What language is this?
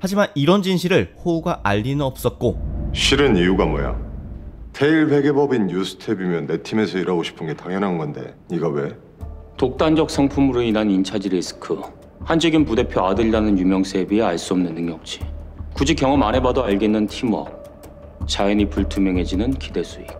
Korean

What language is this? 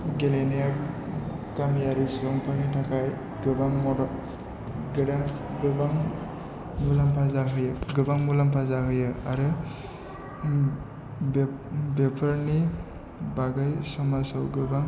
Bodo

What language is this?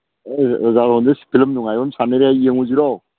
Manipuri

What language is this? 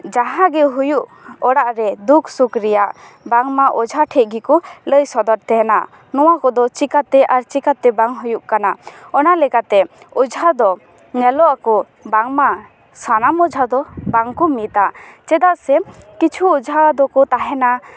Santali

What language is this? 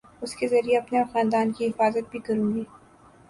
Urdu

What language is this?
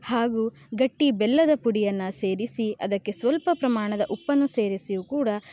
Kannada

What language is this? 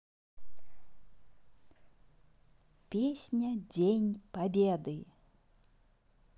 Russian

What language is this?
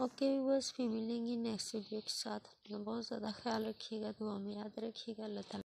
Turkish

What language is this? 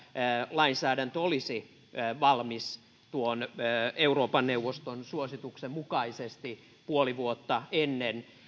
Finnish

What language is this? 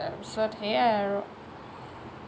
Assamese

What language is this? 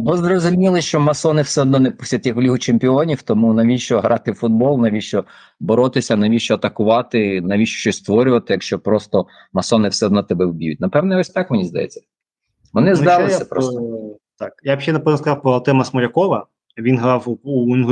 Ukrainian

